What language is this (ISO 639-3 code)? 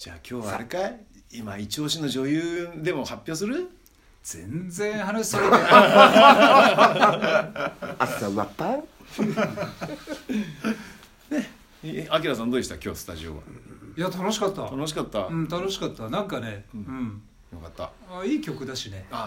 jpn